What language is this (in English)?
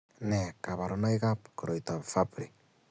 Kalenjin